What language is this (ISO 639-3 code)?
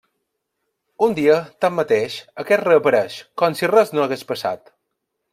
cat